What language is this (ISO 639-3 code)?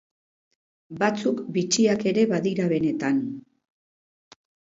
eus